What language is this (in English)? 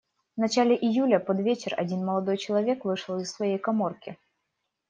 Russian